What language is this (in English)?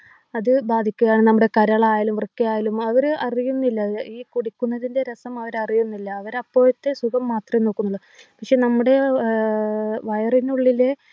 Malayalam